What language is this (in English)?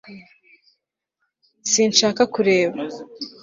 Kinyarwanda